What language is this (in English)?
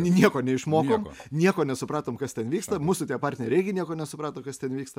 Lithuanian